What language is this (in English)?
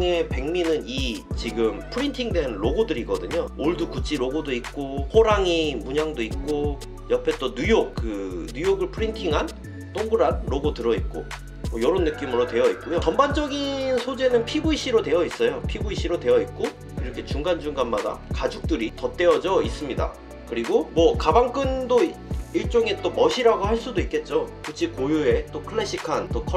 Korean